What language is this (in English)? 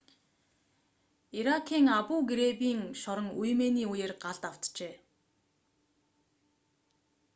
Mongolian